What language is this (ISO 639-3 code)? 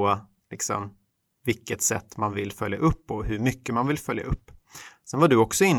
swe